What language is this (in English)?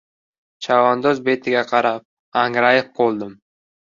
Uzbek